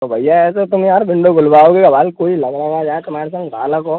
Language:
Hindi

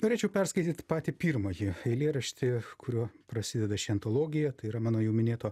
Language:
Lithuanian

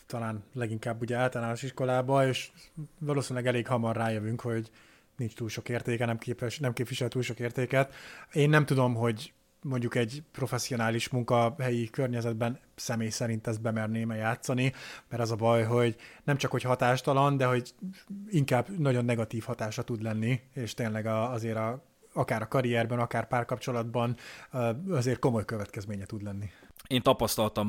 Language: Hungarian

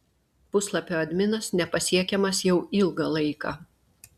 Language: Lithuanian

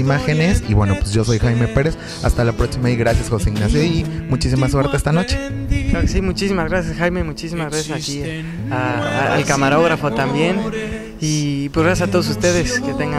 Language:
Spanish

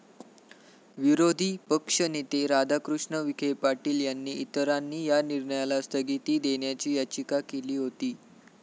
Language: Marathi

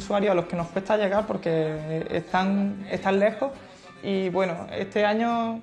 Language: Spanish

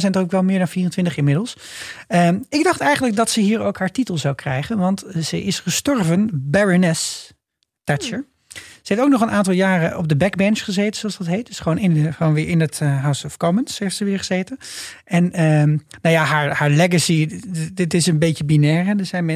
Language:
Dutch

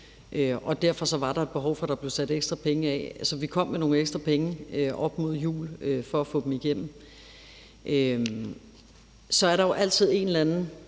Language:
Danish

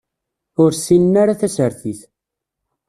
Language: Kabyle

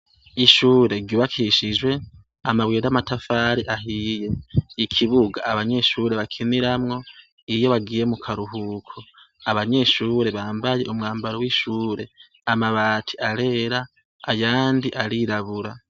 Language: Rundi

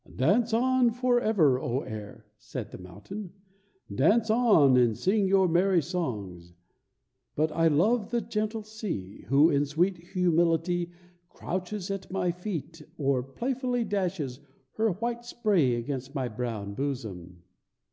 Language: English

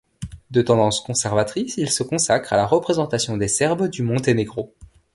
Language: French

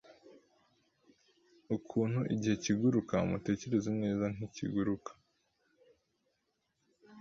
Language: Kinyarwanda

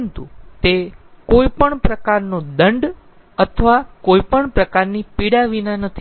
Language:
Gujarati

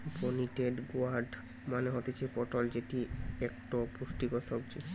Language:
Bangla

